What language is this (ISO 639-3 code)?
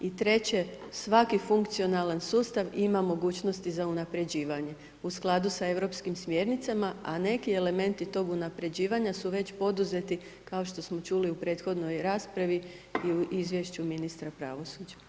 hrv